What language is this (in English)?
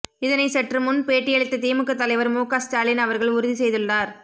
Tamil